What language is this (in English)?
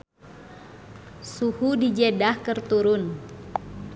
Sundanese